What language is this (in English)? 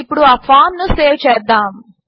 Telugu